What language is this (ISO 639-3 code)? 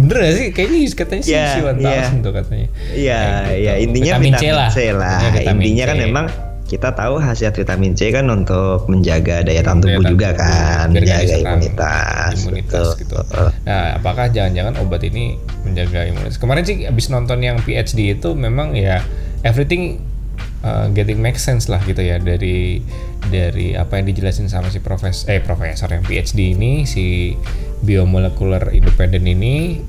ind